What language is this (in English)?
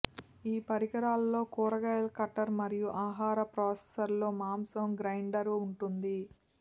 Telugu